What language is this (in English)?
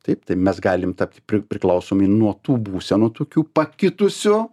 Lithuanian